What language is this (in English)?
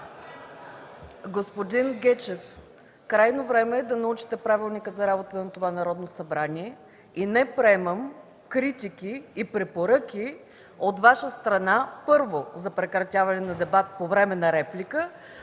Bulgarian